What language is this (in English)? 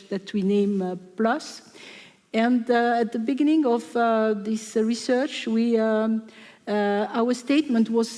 English